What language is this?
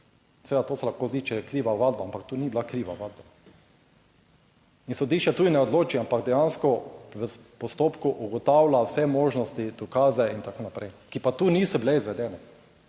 Slovenian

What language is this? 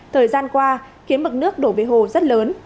Vietnamese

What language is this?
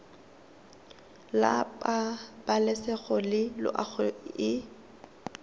Tswana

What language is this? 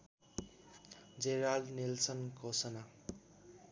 Nepali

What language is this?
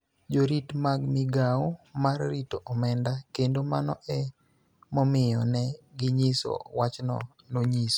Luo (Kenya and Tanzania)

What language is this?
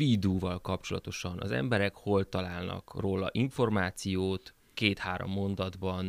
Hungarian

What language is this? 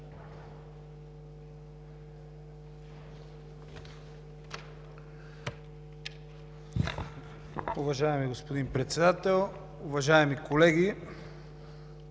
Bulgarian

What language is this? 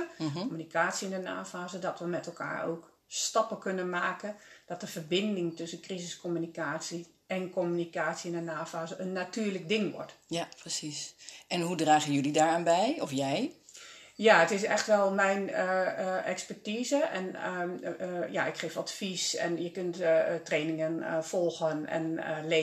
Dutch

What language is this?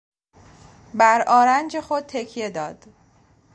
Persian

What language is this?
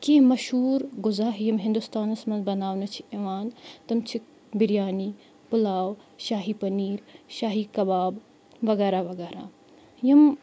Kashmiri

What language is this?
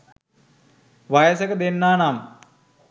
Sinhala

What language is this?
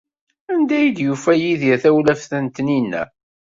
Kabyle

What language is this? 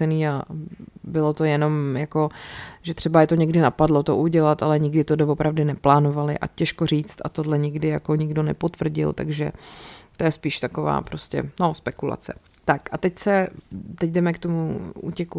Czech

